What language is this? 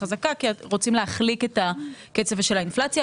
Hebrew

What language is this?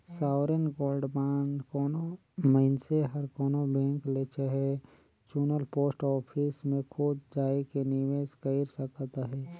Chhattisgarhi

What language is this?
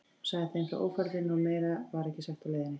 Icelandic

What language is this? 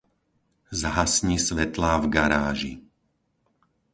Slovak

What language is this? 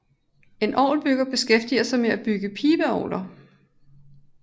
Danish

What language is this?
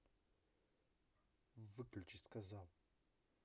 Russian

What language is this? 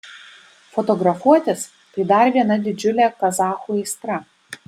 Lithuanian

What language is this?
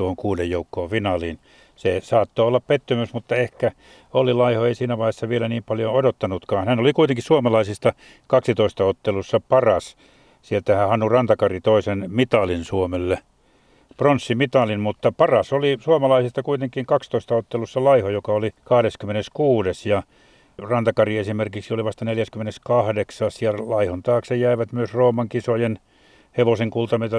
Finnish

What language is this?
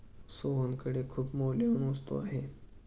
Marathi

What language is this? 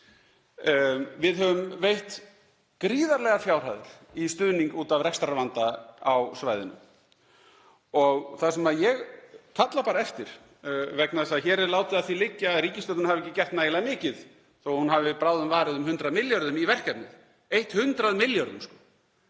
Icelandic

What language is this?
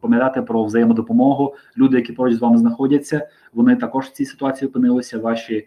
Ukrainian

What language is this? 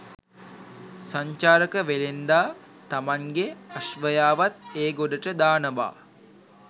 Sinhala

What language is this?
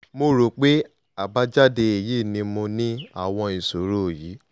Yoruba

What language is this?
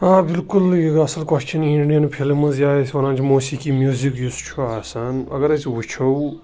Kashmiri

